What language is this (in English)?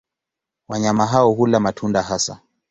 Swahili